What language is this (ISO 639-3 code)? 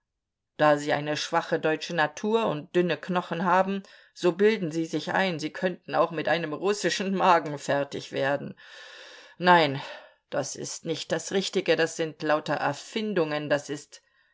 deu